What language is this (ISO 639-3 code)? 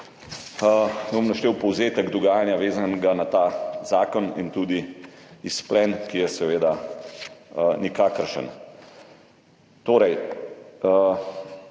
slv